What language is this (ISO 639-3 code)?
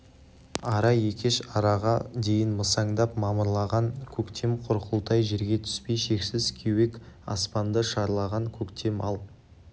kaz